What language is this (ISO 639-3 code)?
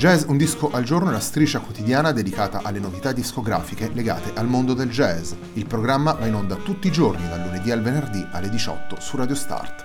ita